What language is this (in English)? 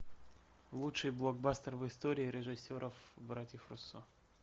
Russian